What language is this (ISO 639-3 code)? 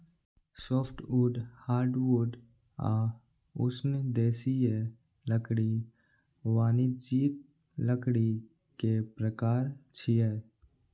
mai